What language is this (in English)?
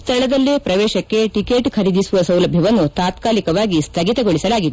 Kannada